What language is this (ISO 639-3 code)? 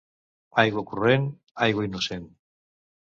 cat